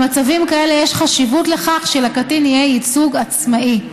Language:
Hebrew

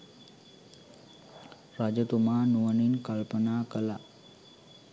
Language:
Sinhala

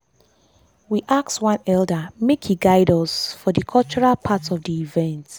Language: Nigerian Pidgin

